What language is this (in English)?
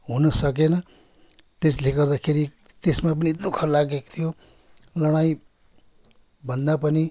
Nepali